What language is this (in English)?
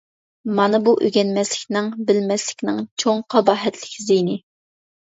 Uyghur